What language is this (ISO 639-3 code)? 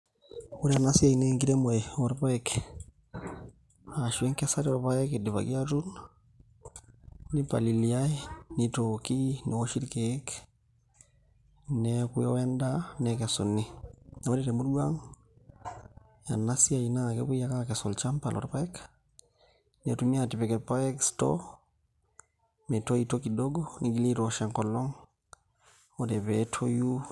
mas